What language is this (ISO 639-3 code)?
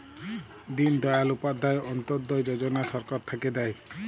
ben